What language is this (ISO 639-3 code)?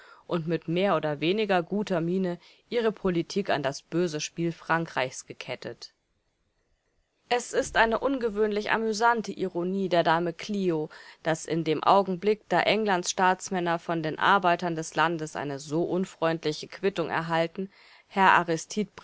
deu